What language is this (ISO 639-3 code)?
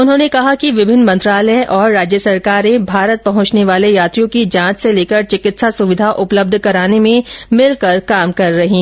hin